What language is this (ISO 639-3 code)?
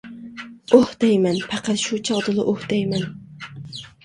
uig